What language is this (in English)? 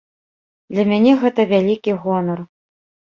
Belarusian